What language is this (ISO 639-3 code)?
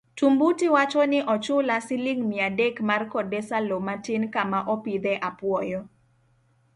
luo